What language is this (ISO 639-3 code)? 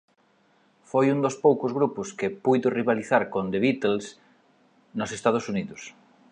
glg